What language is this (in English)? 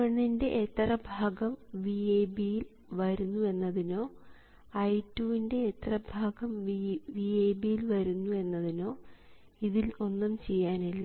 Malayalam